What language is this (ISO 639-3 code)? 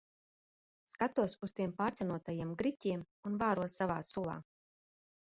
lav